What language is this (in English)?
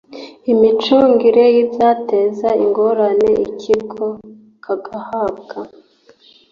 Kinyarwanda